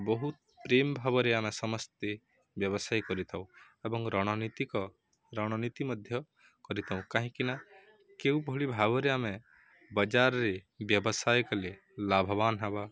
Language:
Odia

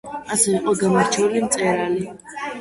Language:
Georgian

